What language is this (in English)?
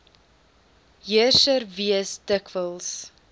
Afrikaans